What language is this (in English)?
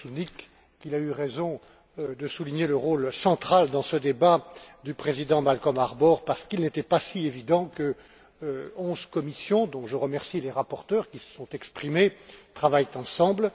French